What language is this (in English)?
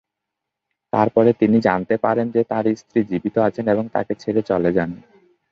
Bangla